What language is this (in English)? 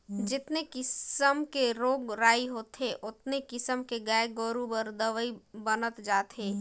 Chhattisgarhi